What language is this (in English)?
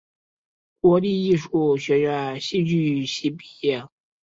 Chinese